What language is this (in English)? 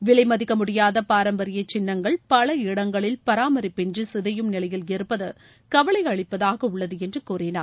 Tamil